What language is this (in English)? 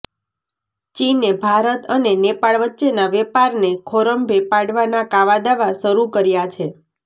Gujarati